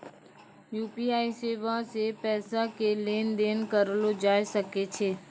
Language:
Maithili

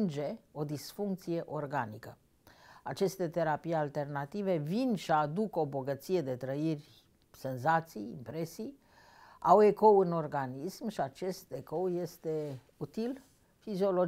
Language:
Romanian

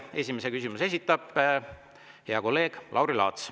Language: Estonian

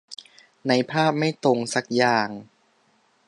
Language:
Thai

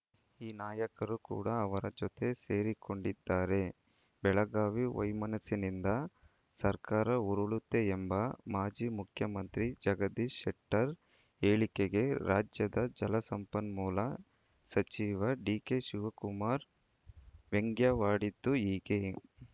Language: Kannada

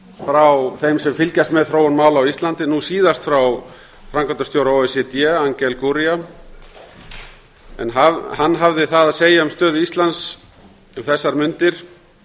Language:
Icelandic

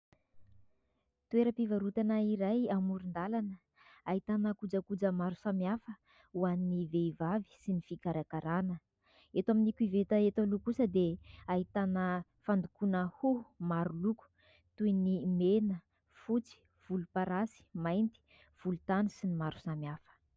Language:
Malagasy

